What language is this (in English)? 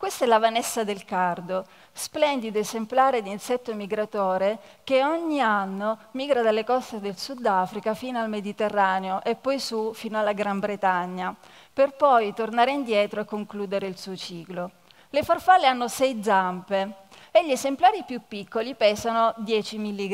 Italian